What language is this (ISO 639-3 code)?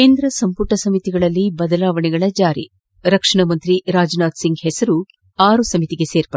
kan